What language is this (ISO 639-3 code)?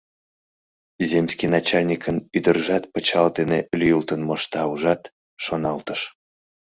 chm